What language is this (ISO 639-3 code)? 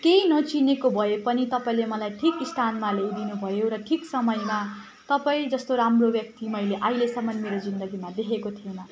nep